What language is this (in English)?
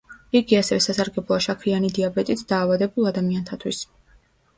Georgian